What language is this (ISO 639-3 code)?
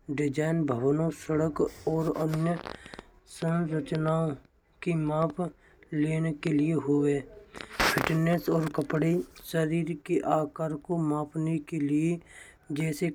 bra